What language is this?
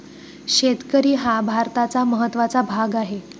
Marathi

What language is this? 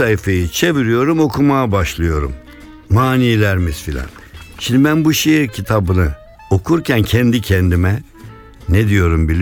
Turkish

